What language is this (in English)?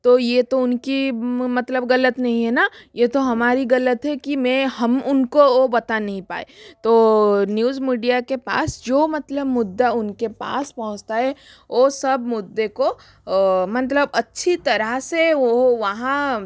Hindi